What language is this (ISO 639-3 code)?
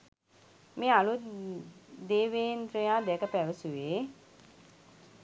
sin